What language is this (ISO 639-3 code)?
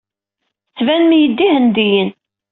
kab